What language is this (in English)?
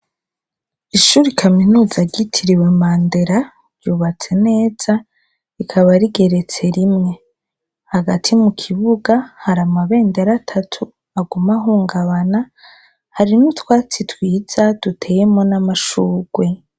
Rundi